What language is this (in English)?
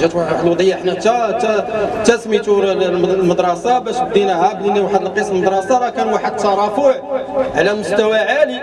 Arabic